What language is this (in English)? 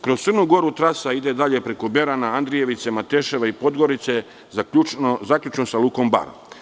Serbian